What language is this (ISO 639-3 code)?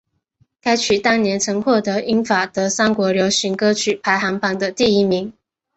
zho